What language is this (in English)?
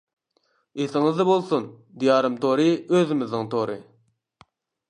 Uyghur